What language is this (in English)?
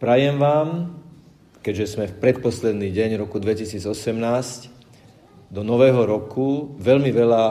Slovak